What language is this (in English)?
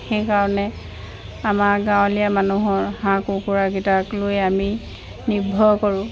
Assamese